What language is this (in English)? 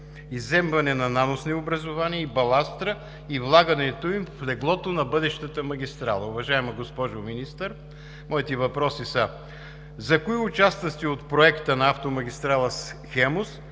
Bulgarian